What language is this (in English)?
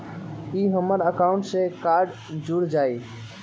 Magahi